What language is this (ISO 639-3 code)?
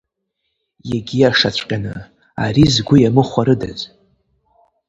abk